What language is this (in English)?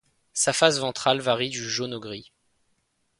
French